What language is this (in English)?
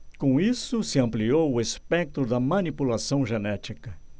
Portuguese